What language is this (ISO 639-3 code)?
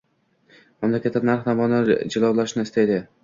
uzb